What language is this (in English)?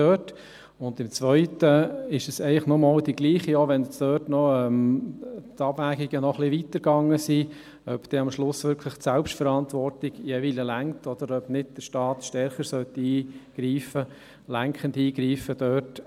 Swiss German